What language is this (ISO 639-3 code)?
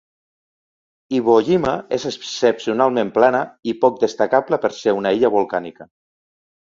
cat